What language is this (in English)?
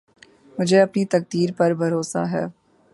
Urdu